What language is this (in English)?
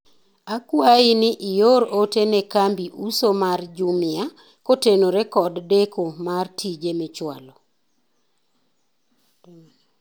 Luo (Kenya and Tanzania)